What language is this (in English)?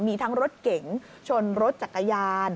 Thai